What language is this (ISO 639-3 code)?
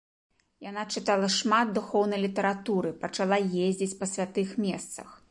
bel